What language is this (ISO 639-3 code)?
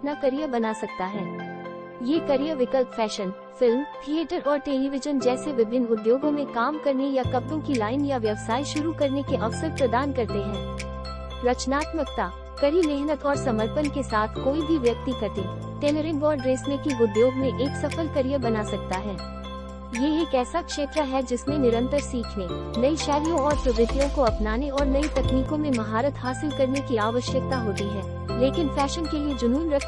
hin